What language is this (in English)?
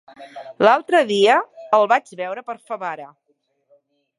Catalan